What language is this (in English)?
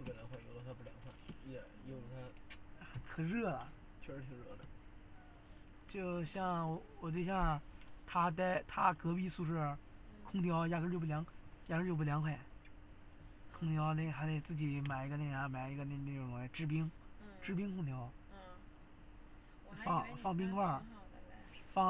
Chinese